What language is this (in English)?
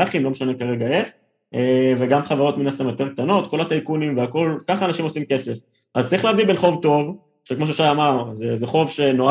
Hebrew